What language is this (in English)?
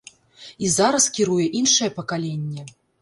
Belarusian